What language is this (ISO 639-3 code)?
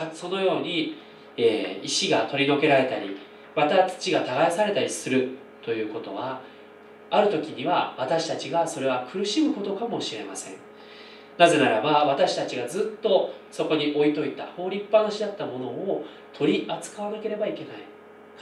jpn